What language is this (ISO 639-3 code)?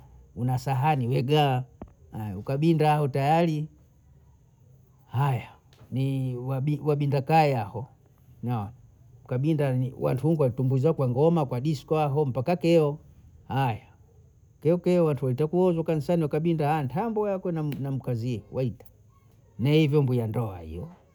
bou